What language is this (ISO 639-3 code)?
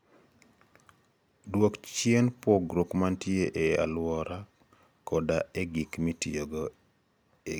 luo